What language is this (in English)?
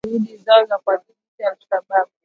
Swahili